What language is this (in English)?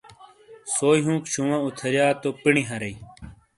Shina